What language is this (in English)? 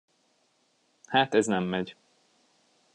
Hungarian